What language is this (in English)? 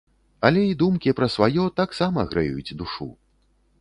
Belarusian